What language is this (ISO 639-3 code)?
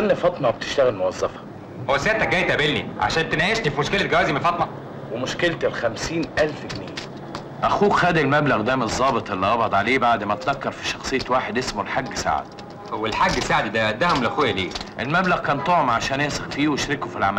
ara